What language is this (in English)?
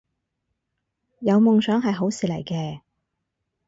Cantonese